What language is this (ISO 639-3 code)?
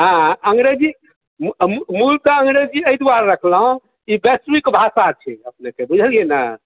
mai